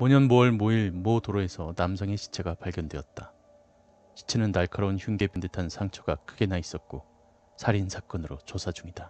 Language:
Korean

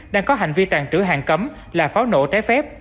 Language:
Vietnamese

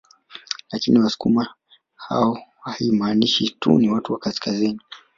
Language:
Swahili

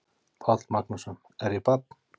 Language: Icelandic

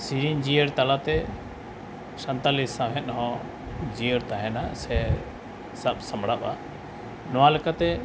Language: Santali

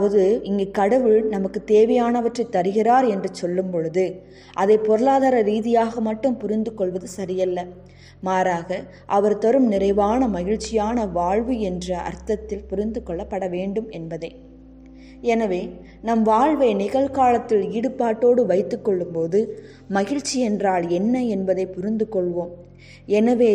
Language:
Tamil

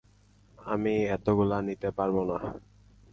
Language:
Bangla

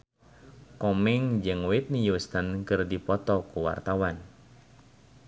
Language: Sundanese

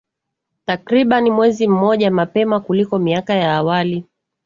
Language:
Swahili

